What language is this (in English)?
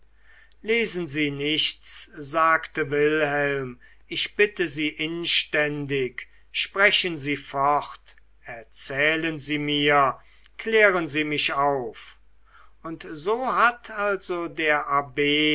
German